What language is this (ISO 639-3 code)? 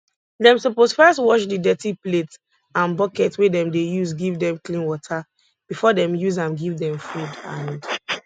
pcm